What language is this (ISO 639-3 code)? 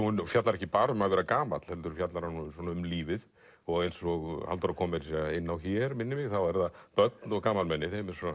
isl